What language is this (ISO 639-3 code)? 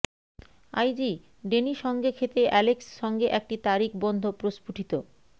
ben